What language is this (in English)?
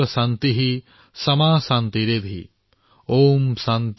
Assamese